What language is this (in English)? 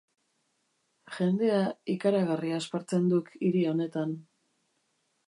Basque